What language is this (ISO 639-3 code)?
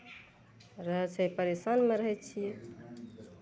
mai